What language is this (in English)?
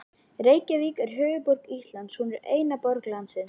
Icelandic